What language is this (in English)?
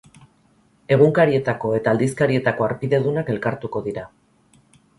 Basque